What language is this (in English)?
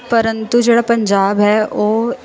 Punjabi